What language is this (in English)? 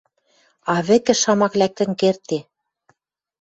Western Mari